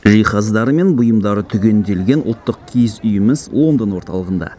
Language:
Kazakh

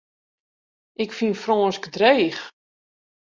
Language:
Western Frisian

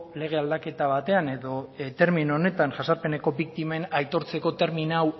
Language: Basque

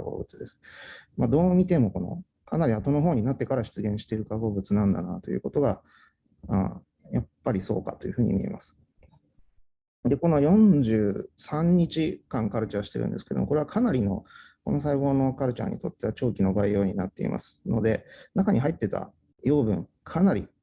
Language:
Japanese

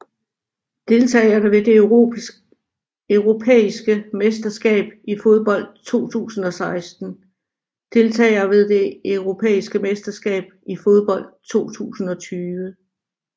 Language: Danish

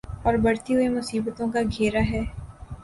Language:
Urdu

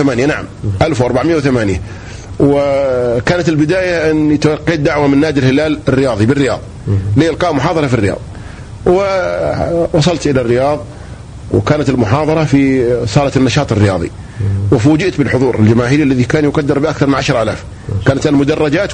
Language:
Arabic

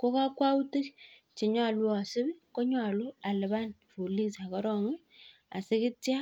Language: Kalenjin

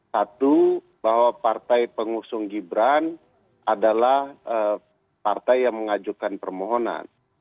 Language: Indonesian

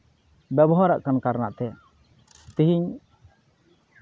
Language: Santali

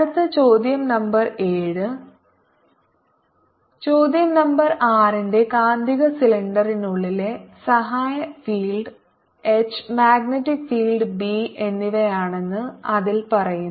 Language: Malayalam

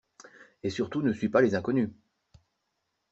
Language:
French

